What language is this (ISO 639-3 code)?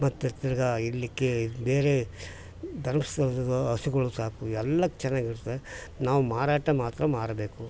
kan